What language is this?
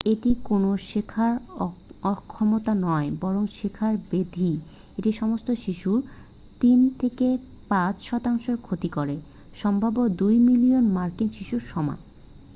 Bangla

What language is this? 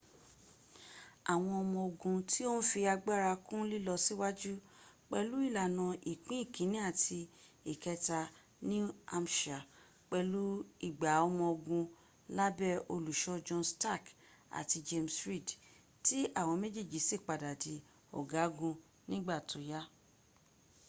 Yoruba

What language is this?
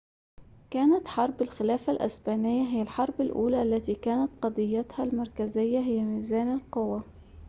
Arabic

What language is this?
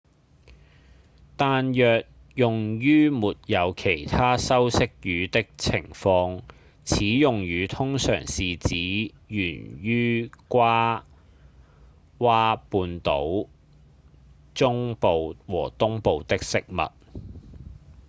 Cantonese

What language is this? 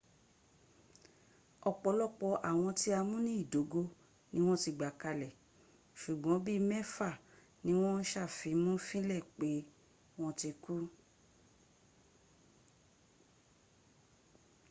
Yoruba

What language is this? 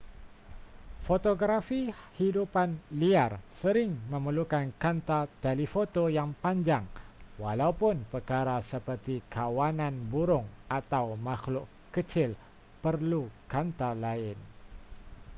Malay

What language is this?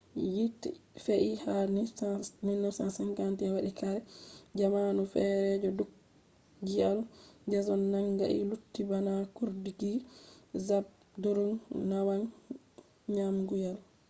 Fula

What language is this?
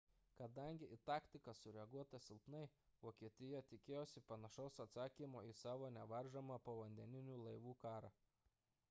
Lithuanian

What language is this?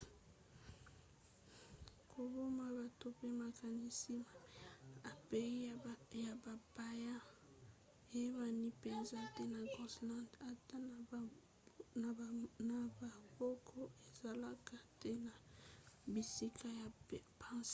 Lingala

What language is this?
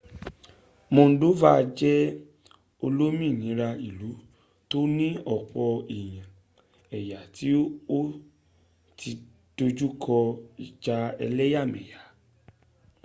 Yoruba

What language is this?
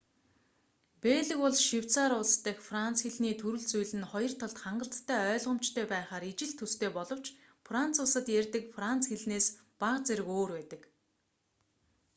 Mongolian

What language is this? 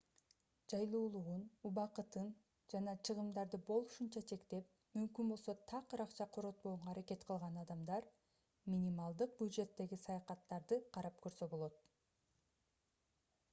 Kyrgyz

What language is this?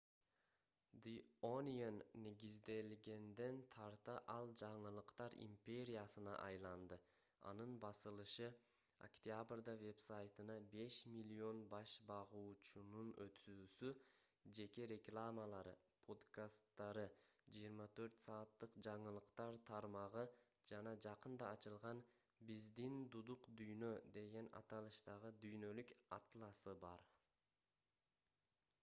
Kyrgyz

